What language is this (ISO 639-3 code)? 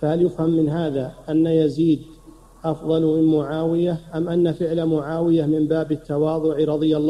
ara